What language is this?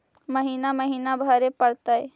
Magahi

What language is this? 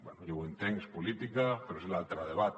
Catalan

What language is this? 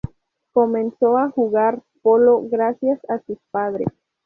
Spanish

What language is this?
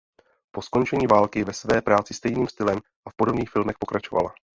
Czech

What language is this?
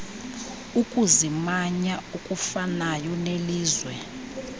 Xhosa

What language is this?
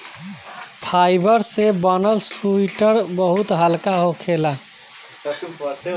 Bhojpuri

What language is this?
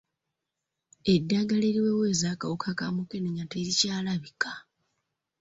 Ganda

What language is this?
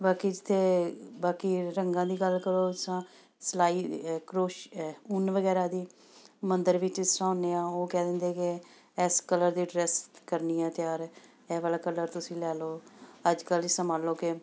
Punjabi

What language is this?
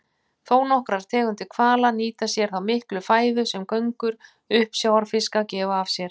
Icelandic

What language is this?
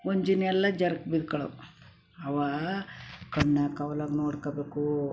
Kannada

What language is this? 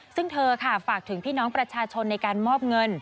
Thai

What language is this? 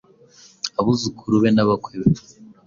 Kinyarwanda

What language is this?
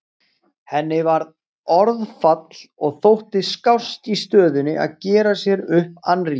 Icelandic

